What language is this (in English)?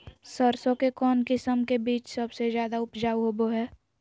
Magahi